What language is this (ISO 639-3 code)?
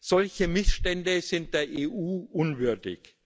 deu